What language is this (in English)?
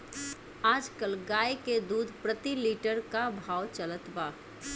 Bhojpuri